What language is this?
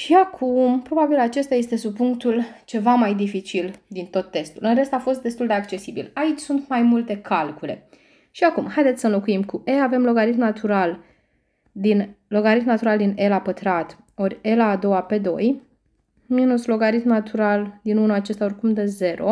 Romanian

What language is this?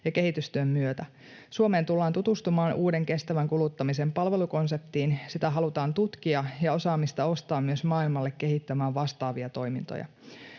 Finnish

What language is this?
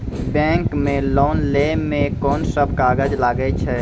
Maithili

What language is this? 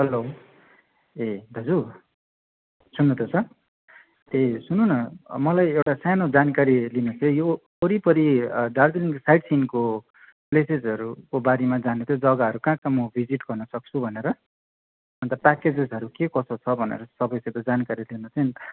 Nepali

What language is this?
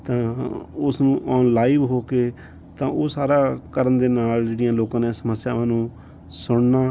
Punjabi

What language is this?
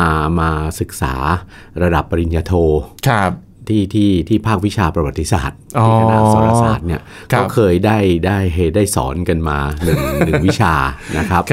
Thai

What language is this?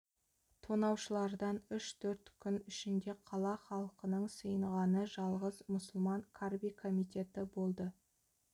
Kazakh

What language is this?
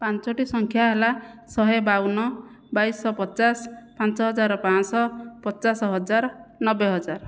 Odia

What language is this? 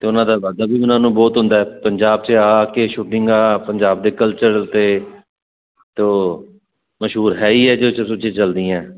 Punjabi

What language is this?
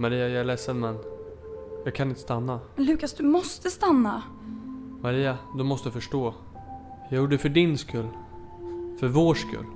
Swedish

